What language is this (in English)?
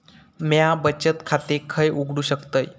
Marathi